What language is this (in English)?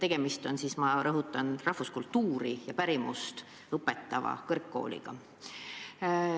Estonian